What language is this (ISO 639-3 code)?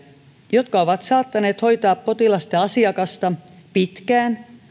fin